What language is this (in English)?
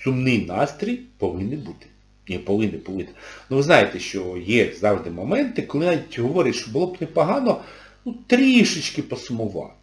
Ukrainian